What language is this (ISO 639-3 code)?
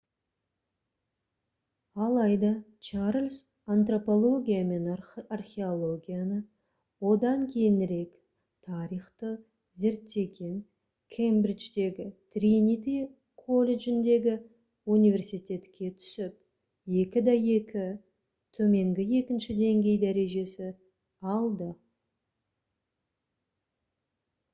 kaz